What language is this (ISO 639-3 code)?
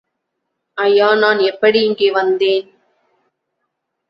tam